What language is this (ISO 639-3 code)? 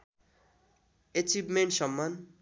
nep